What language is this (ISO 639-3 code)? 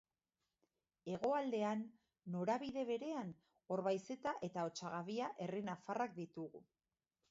eus